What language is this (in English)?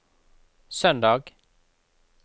Norwegian